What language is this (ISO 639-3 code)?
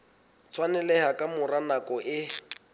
sot